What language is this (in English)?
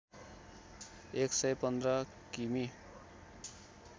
Nepali